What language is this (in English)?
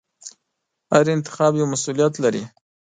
Pashto